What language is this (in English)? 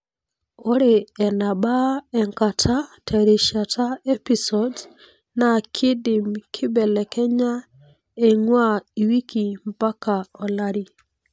Masai